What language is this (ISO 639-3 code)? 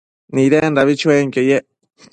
mcf